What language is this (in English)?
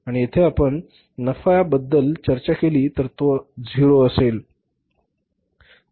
Marathi